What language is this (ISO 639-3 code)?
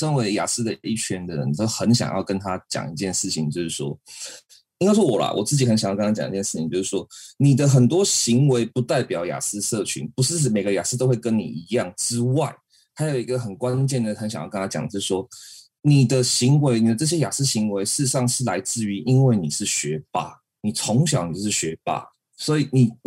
zho